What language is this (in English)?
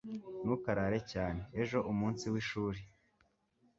Kinyarwanda